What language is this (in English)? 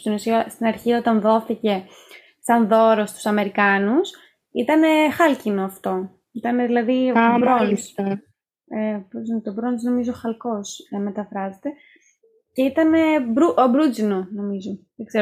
Greek